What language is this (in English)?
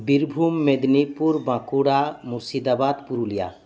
Santali